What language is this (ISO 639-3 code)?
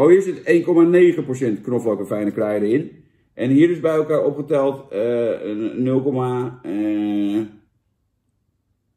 nld